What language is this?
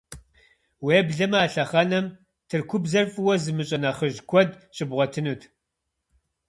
Kabardian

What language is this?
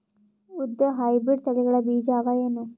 Kannada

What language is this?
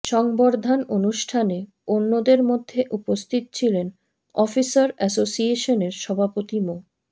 Bangla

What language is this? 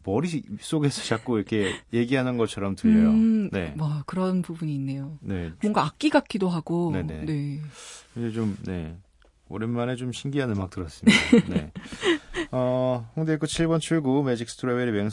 Korean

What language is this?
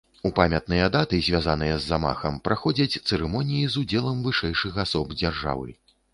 Belarusian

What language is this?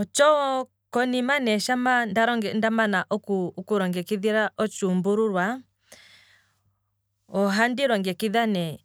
Kwambi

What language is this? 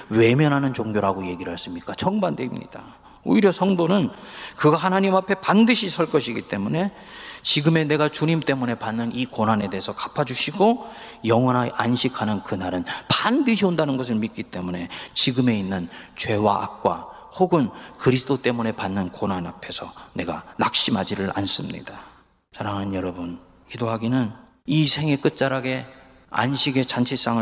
Korean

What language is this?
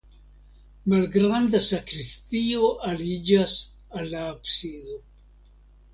Esperanto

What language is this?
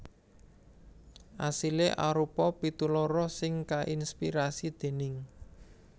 Javanese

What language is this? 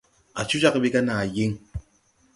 Tupuri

